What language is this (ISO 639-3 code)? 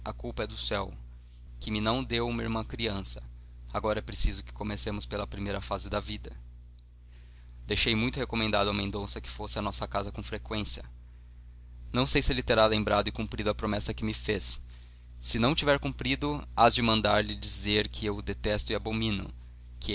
por